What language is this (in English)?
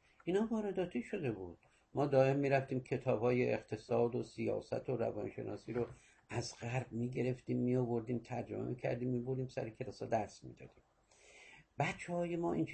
Persian